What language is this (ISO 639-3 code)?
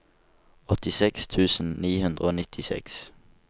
nor